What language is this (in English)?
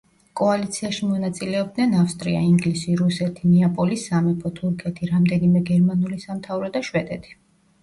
Georgian